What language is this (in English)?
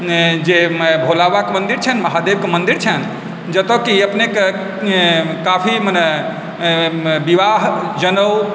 Maithili